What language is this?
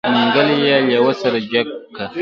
Pashto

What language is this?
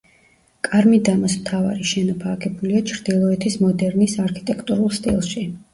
Georgian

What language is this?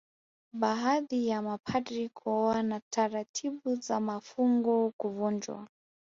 Swahili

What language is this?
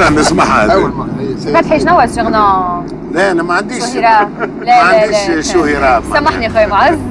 Arabic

